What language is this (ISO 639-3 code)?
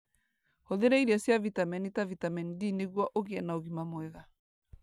kik